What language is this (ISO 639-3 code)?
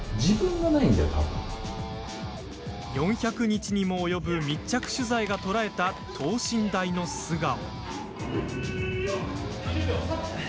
jpn